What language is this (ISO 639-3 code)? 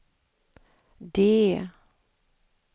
swe